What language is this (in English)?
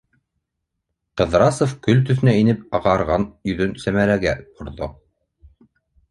Bashkir